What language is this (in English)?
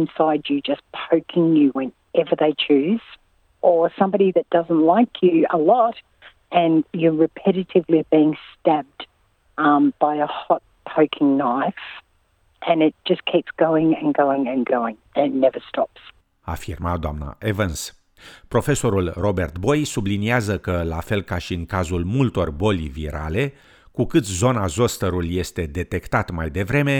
Romanian